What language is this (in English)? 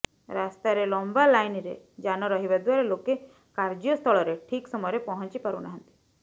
Odia